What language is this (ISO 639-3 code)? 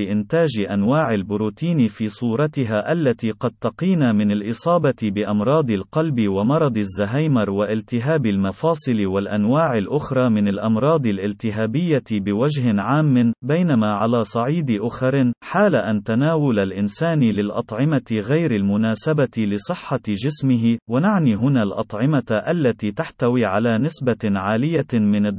ara